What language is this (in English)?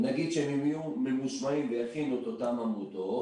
Hebrew